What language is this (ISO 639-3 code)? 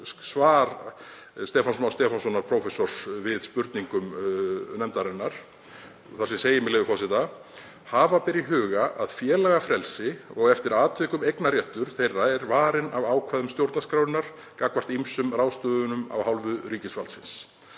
isl